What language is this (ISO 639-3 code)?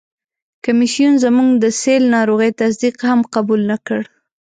pus